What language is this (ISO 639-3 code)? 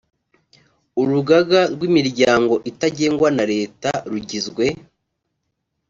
kin